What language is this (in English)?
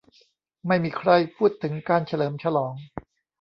Thai